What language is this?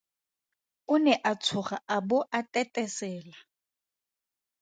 Tswana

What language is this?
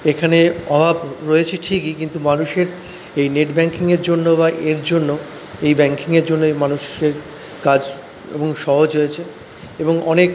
Bangla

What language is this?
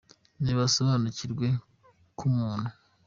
Kinyarwanda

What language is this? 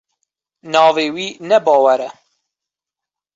Kurdish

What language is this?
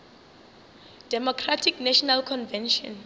Northern Sotho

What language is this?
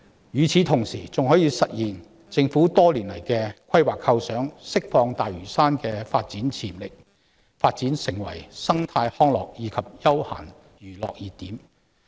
Cantonese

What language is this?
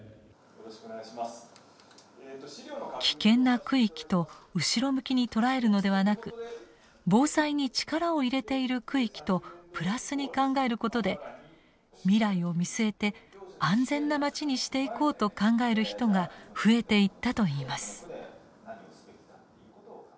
Japanese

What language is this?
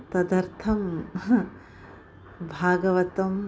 Sanskrit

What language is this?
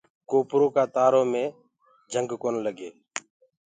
Gurgula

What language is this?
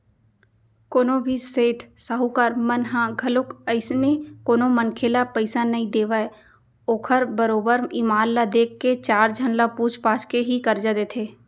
Chhattisgarhi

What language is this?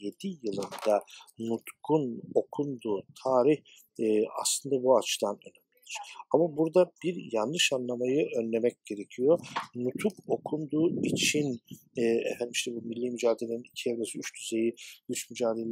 Turkish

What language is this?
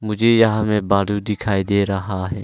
Hindi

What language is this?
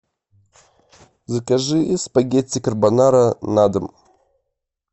Russian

